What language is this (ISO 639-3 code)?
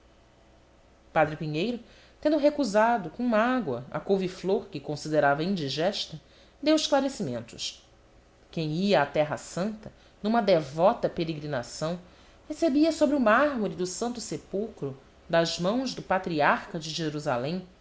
por